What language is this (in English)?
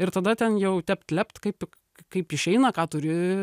Lithuanian